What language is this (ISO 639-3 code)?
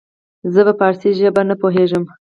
pus